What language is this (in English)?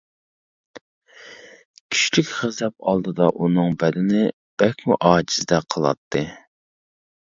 Uyghur